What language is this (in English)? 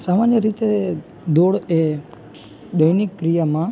Gujarati